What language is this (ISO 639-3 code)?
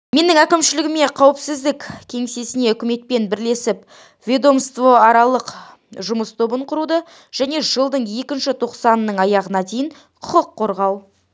kaz